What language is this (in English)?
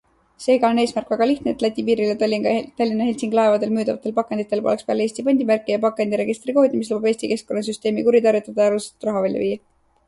Estonian